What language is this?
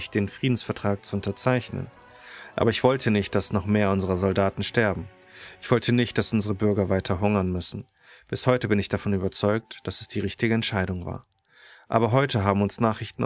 German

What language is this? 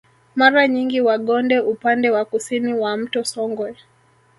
Swahili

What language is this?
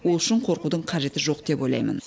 Kazakh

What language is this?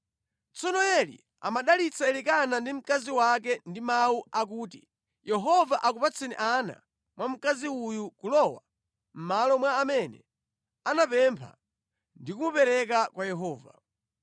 Nyanja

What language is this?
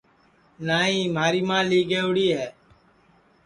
Sansi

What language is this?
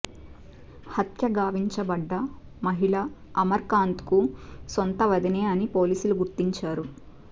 Telugu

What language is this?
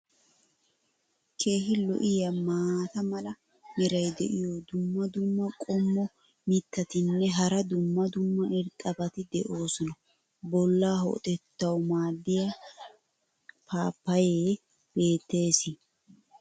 Wolaytta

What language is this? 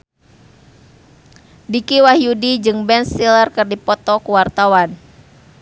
Sundanese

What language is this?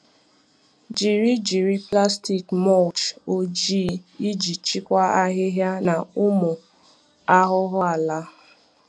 Igbo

